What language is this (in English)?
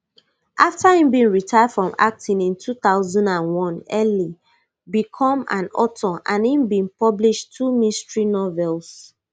Nigerian Pidgin